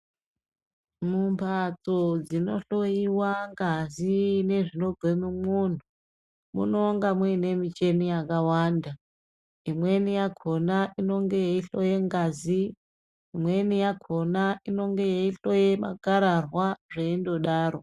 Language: Ndau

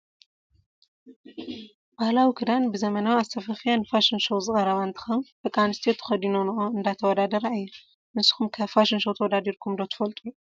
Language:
Tigrinya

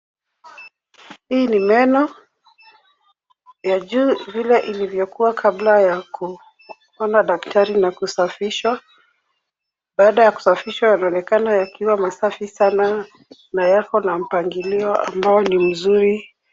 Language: Swahili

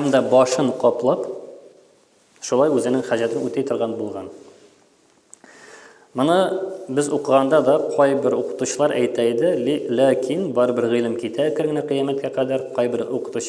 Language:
Turkish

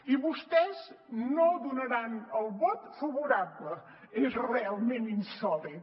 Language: Catalan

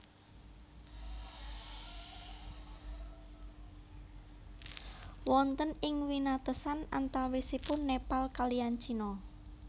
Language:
Javanese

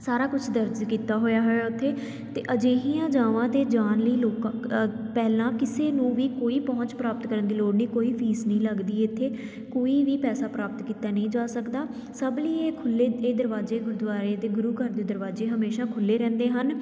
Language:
Punjabi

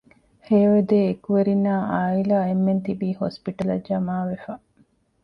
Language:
Divehi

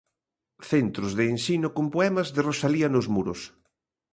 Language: Galician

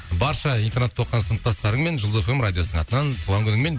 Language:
Kazakh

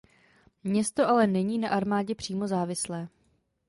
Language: Czech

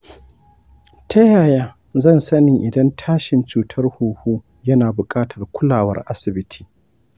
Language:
Hausa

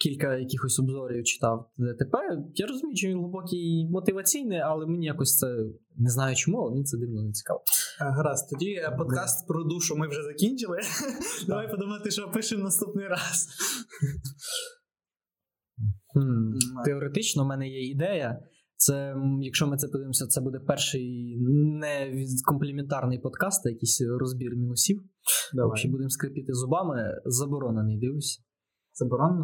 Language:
Ukrainian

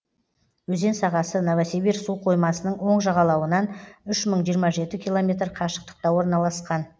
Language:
Kazakh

